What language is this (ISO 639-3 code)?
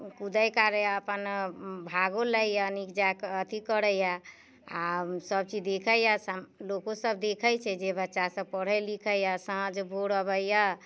mai